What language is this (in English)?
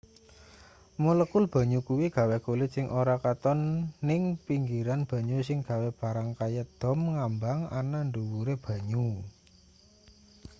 Javanese